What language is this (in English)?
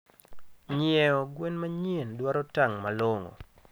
Luo (Kenya and Tanzania)